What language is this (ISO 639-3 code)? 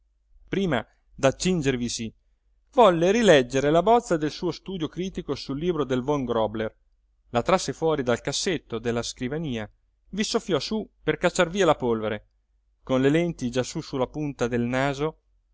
ita